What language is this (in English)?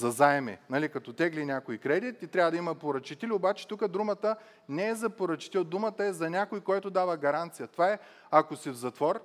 Bulgarian